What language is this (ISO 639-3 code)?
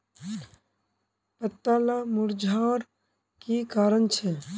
mag